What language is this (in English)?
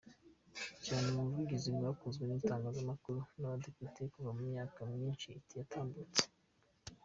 Kinyarwanda